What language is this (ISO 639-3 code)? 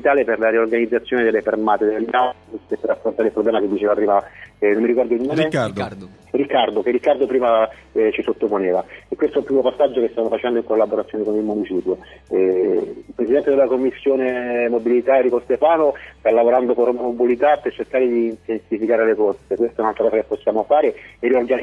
ita